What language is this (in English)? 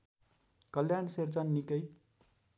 Nepali